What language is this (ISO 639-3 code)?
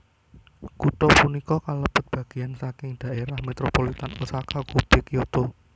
jav